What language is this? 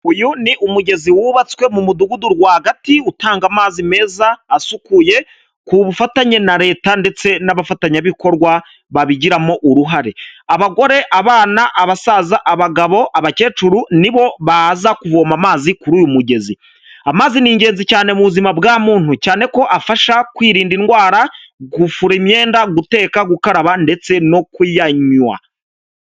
Kinyarwanda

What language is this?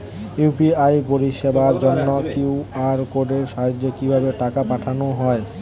Bangla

